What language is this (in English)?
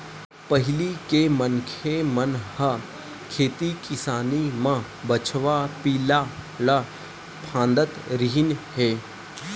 Chhattisgarhi